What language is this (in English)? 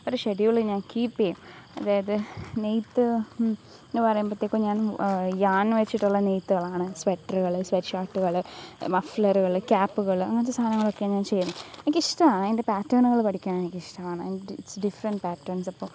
Malayalam